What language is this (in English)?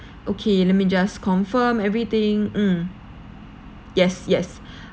English